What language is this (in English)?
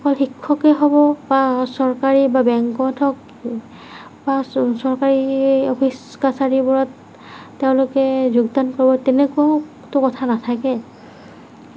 Assamese